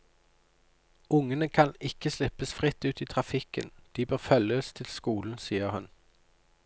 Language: Norwegian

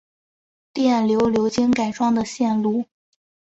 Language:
Chinese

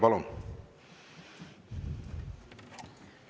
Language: Estonian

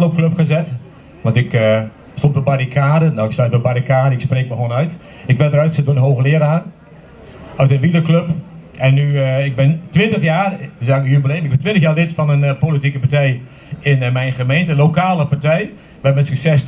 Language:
Dutch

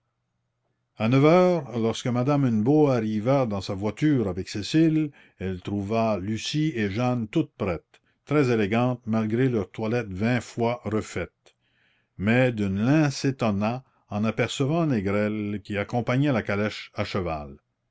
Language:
French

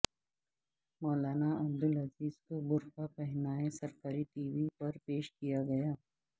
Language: Urdu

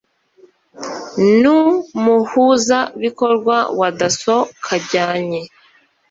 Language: Kinyarwanda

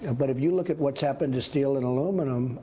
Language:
English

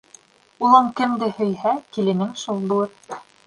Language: Bashkir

